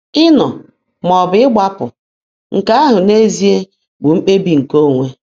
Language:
Igbo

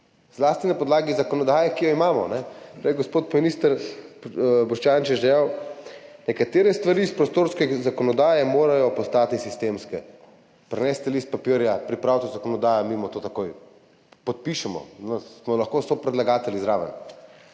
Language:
Slovenian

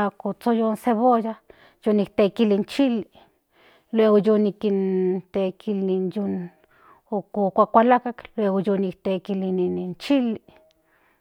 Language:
Central Nahuatl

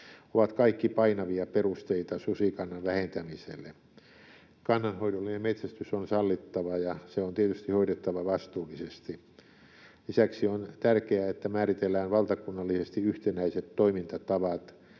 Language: Finnish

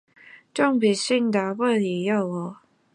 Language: Chinese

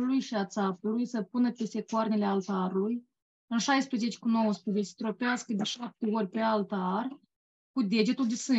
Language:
Romanian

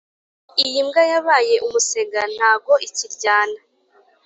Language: Kinyarwanda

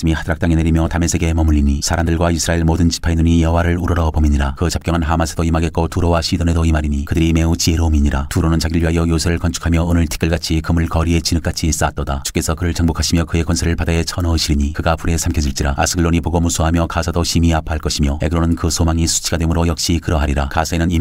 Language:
Korean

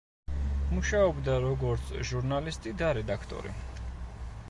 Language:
Georgian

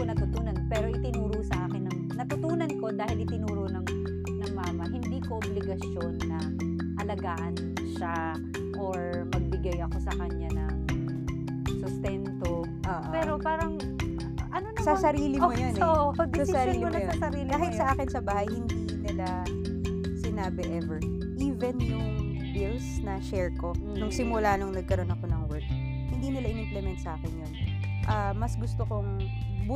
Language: Filipino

